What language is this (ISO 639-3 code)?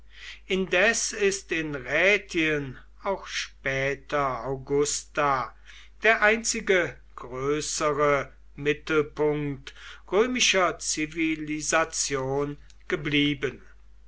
deu